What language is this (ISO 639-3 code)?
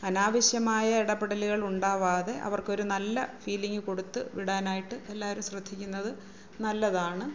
mal